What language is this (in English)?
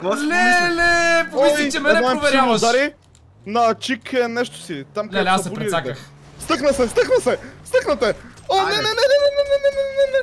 Bulgarian